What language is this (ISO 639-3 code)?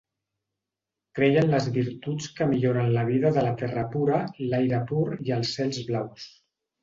cat